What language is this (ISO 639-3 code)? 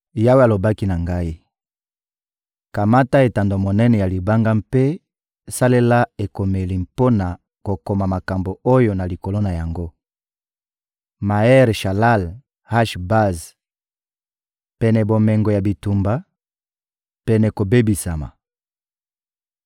lin